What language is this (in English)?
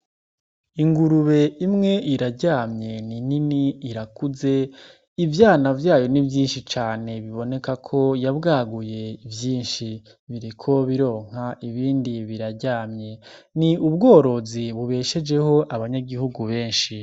Rundi